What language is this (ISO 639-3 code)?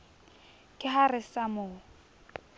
sot